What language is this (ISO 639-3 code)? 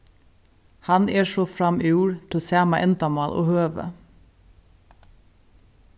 fao